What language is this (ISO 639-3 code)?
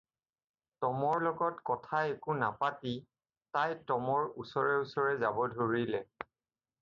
asm